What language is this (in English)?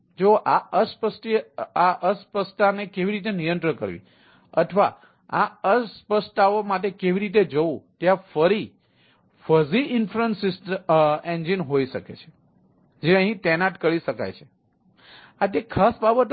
Gujarati